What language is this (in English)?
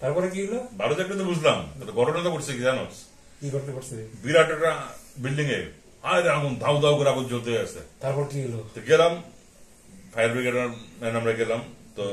Romanian